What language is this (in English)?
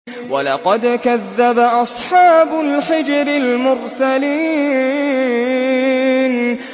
Arabic